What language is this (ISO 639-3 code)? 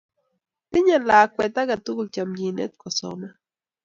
kln